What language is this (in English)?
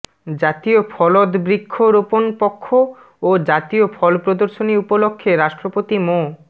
Bangla